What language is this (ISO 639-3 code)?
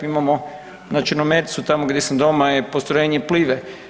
hrv